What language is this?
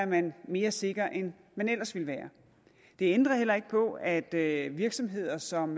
Danish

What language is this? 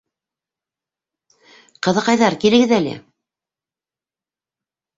Bashkir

